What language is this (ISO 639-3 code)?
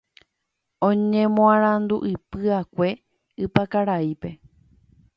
grn